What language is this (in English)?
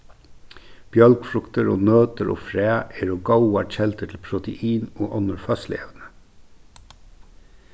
Faroese